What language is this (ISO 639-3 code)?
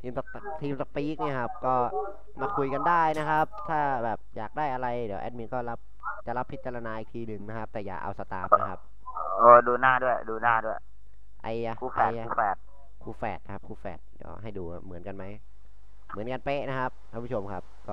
tha